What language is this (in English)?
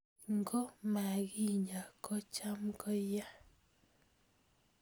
Kalenjin